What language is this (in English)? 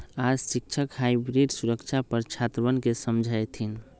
Magahi